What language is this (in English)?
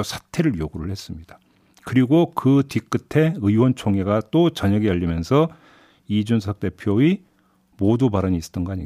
Korean